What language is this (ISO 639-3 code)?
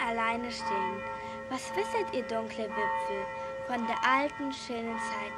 deu